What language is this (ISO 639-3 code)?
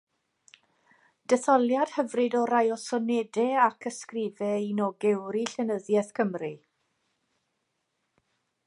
cym